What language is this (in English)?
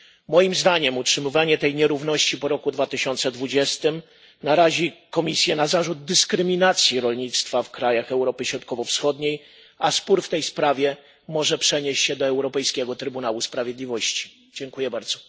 Polish